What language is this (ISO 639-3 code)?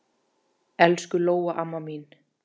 isl